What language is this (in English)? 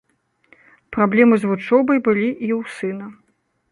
Belarusian